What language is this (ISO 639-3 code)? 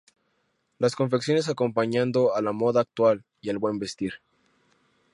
spa